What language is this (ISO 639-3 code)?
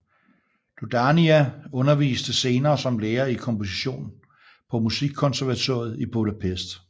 dan